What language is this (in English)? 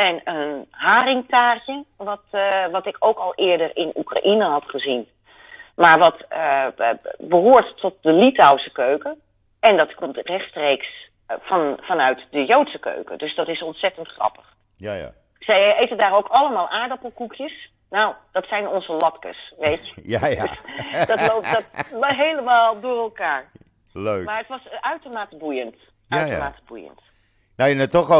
Dutch